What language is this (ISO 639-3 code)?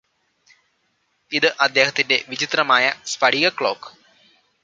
mal